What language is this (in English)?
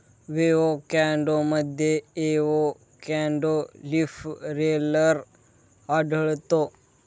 Marathi